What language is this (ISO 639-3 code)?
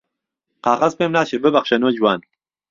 ckb